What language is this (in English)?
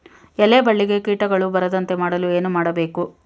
Kannada